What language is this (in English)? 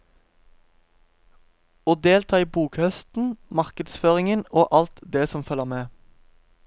Norwegian